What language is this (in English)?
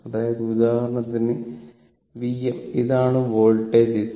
Malayalam